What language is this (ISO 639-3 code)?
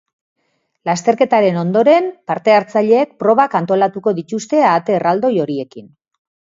eus